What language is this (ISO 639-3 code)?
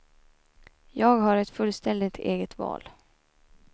swe